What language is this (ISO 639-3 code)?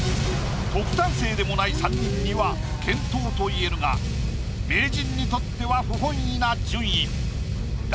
jpn